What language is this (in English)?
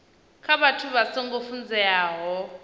Venda